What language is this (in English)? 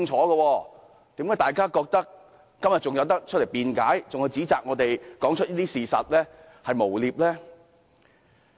Cantonese